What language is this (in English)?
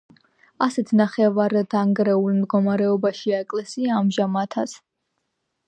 Georgian